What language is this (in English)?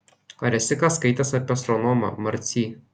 Lithuanian